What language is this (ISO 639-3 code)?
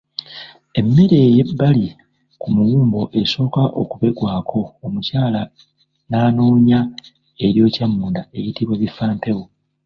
lug